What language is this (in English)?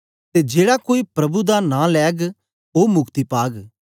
Dogri